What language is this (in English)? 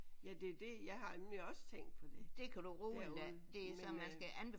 Danish